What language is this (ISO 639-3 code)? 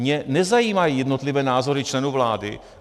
ces